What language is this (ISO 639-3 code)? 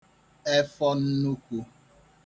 ibo